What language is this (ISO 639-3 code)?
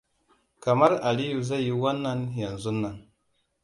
hau